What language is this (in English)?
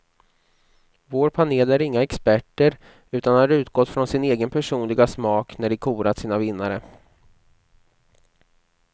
Swedish